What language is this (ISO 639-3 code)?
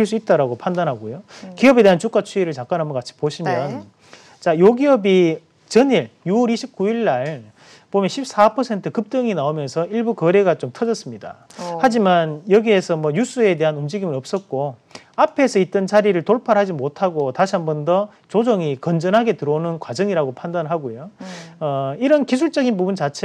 kor